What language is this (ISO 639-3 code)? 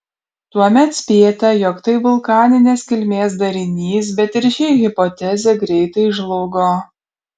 lit